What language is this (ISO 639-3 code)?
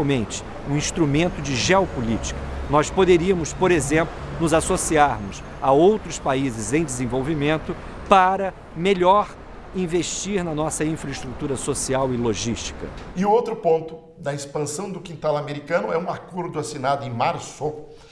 por